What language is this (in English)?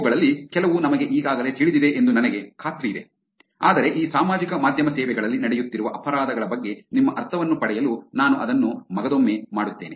Kannada